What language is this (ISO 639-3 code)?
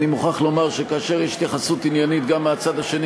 heb